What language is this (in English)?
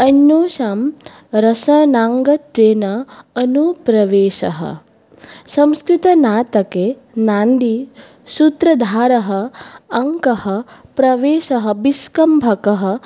Sanskrit